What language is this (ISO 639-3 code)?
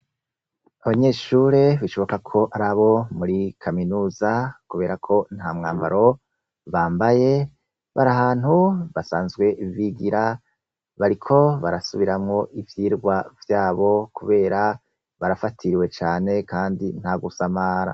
run